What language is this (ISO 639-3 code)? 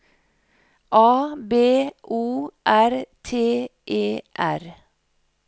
nor